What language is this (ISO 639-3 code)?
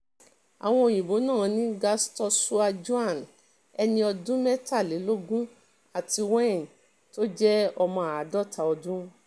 yor